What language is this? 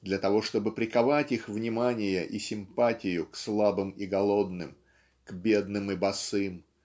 Russian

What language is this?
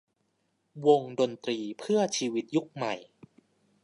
Thai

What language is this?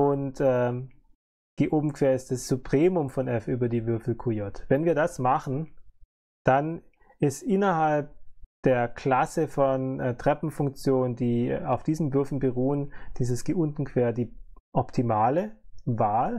German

